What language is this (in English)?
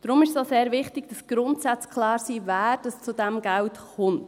Swiss German